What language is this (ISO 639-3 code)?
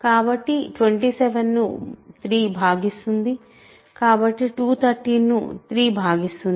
tel